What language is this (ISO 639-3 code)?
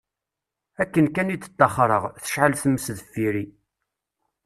kab